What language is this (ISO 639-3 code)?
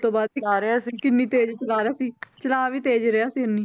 pan